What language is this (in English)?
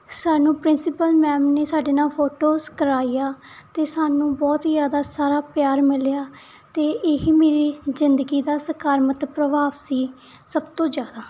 Punjabi